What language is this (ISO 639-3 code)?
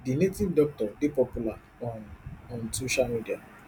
pcm